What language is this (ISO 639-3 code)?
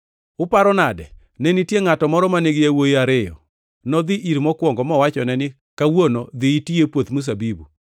luo